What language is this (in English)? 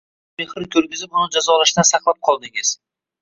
Uzbek